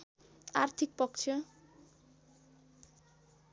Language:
Nepali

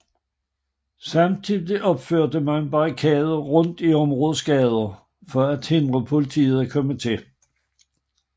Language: Danish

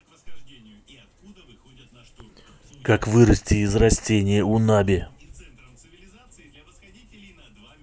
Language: Russian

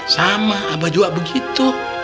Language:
Indonesian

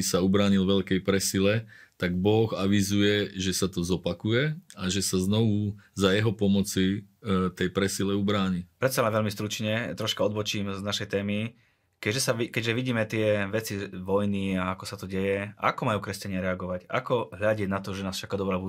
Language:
Slovak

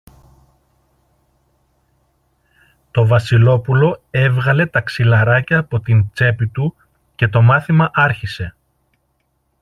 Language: Greek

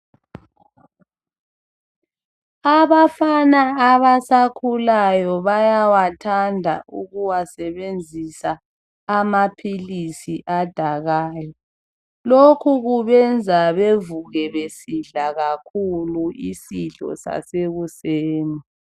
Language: North Ndebele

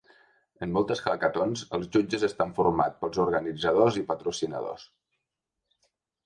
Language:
Catalan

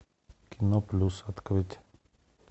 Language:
Russian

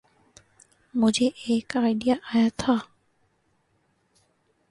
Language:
Urdu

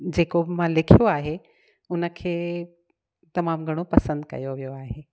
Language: Sindhi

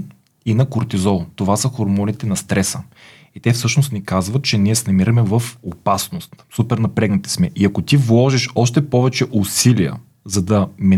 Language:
Bulgarian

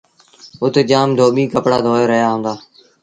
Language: Sindhi Bhil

